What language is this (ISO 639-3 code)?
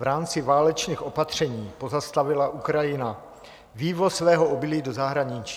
ces